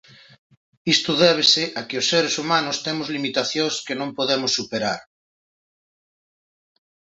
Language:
Galician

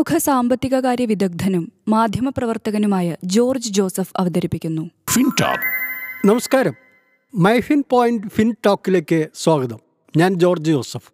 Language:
Malayalam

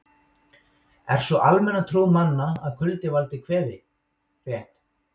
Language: Icelandic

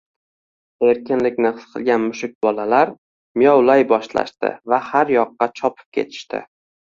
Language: Uzbek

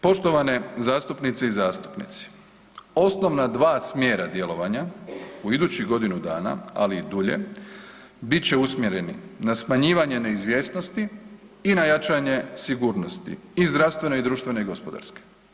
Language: Croatian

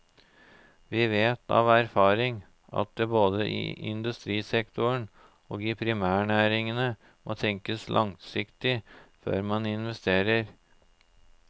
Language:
Norwegian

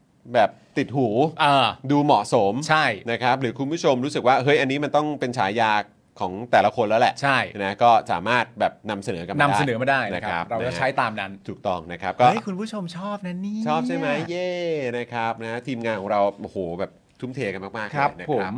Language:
Thai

